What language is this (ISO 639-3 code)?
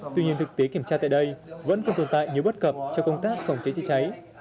vie